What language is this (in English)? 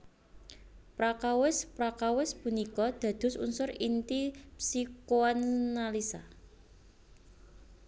Javanese